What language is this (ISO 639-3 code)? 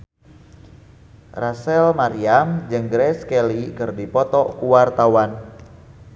sun